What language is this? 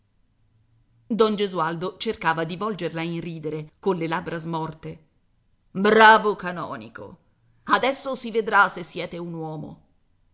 Italian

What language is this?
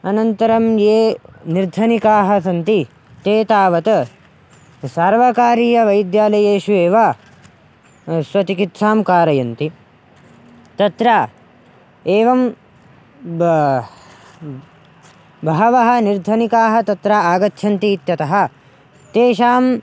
Sanskrit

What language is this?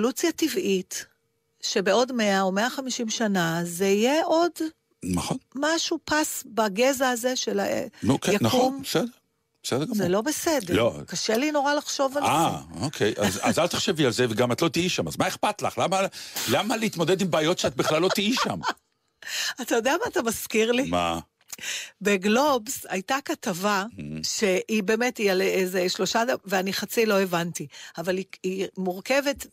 Hebrew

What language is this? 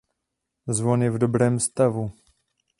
Czech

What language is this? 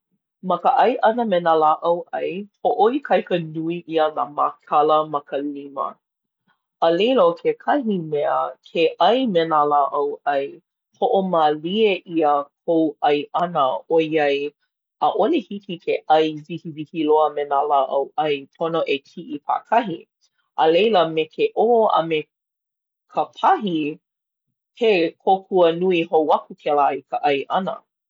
Hawaiian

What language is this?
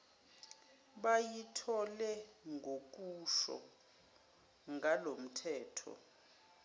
Zulu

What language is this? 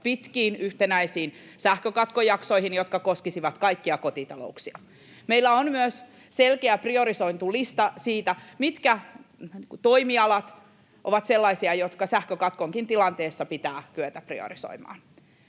Finnish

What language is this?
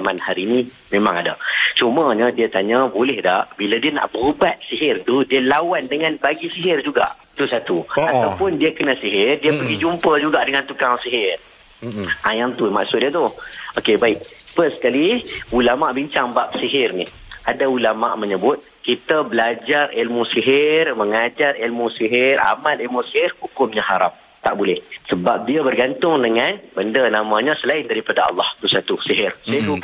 Malay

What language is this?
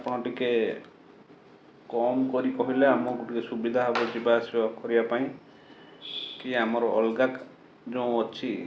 Odia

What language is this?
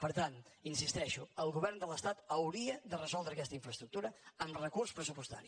Catalan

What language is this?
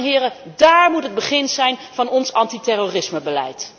Dutch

